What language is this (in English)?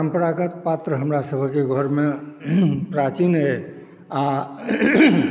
Maithili